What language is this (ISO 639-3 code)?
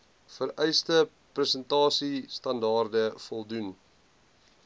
afr